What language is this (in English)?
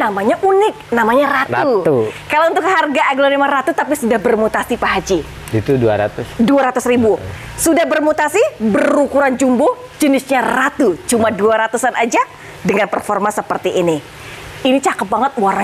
Indonesian